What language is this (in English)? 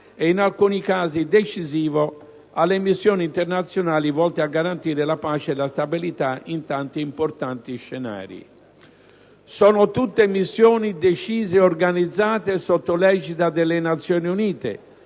Italian